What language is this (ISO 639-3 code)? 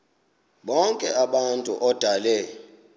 xho